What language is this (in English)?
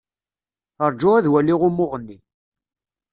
Kabyle